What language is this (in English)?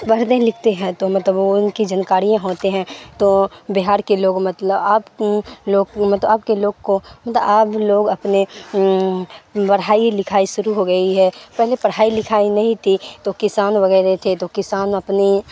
Urdu